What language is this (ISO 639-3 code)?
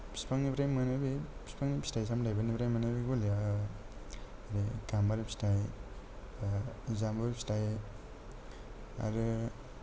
brx